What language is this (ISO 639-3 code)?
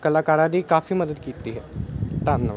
pan